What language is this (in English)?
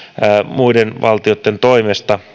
Finnish